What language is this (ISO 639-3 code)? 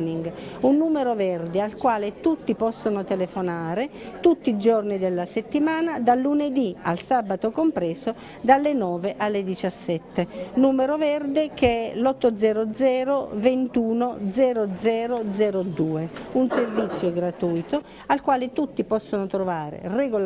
ita